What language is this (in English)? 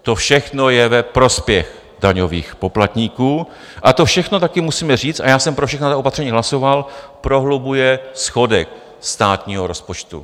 Czech